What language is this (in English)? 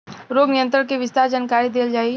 Bhojpuri